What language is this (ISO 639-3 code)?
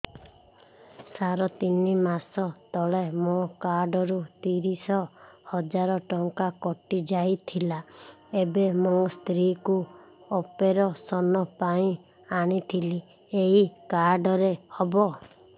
ori